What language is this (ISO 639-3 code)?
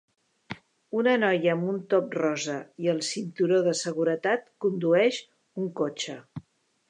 cat